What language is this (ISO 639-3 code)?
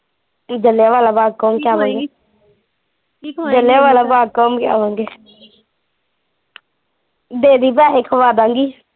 pan